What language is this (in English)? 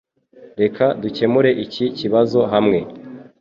Kinyarwanda